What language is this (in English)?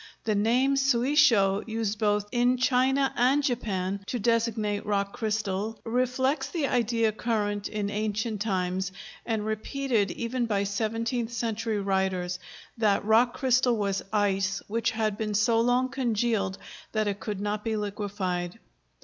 English